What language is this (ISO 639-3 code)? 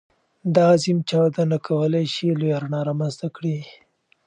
pus